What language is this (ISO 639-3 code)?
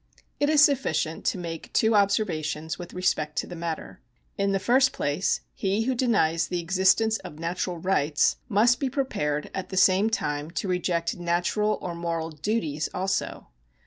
eng